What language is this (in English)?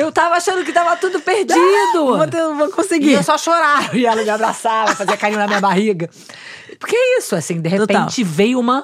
Portuguese